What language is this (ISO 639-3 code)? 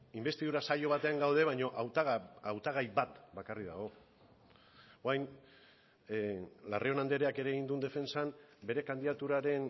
eus